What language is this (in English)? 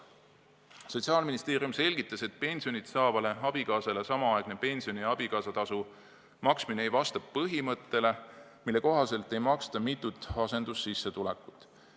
Estonian